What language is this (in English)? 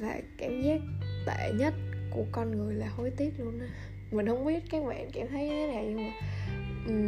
Vietnamese